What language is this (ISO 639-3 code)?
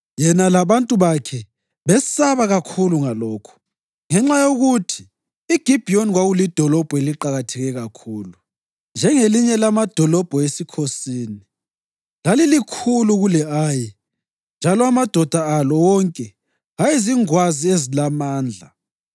nde